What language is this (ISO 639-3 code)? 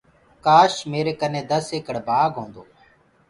ggg